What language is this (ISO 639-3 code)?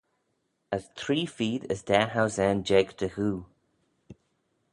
glv